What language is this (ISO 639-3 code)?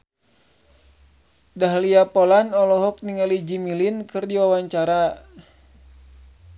sun